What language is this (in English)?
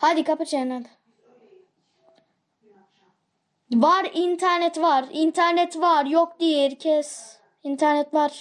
Turkish